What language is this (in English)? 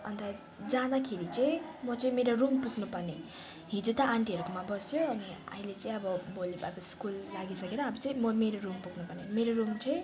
Nepali